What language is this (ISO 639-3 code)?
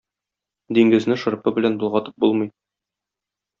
tat